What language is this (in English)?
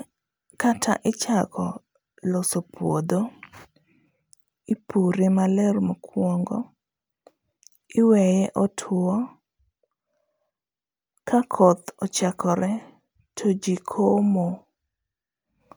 Luo (Kenya and Tanzania)